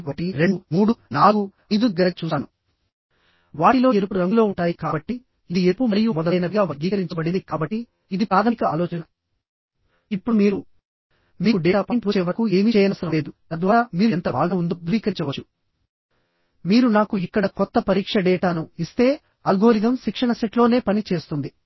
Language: Telugu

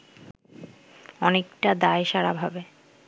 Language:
Bangla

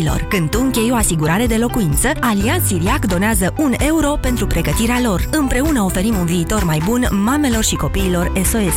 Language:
Romanian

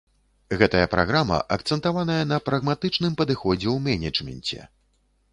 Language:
Belarusian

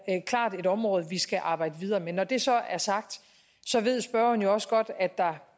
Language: Danish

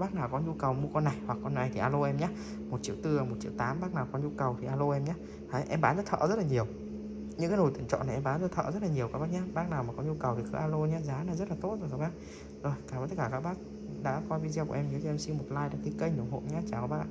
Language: Vietnamese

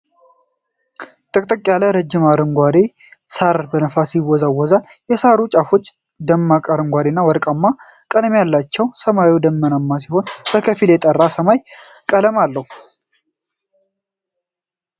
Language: Amharic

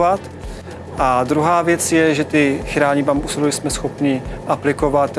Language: Czech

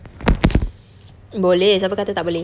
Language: English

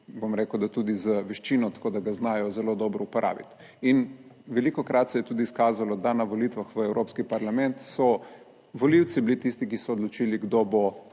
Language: Slovenian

